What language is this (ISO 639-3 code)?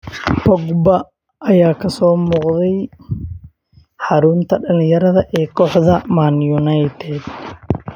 som